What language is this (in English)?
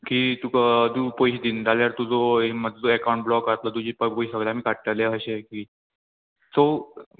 Konkani